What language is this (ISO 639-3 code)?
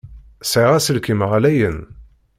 kab